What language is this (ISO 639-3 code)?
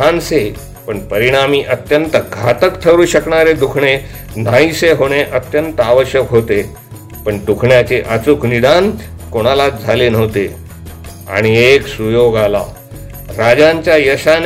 mar